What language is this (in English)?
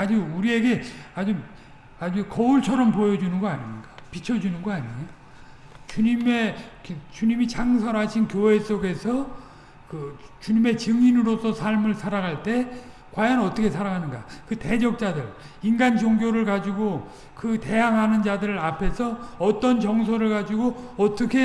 Korean